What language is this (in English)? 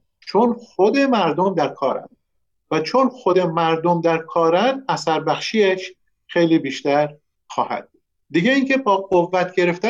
Persian